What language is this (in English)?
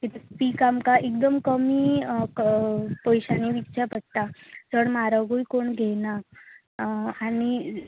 Konkani